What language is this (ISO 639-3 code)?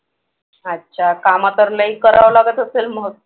mar